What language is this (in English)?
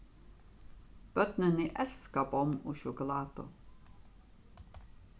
Faroese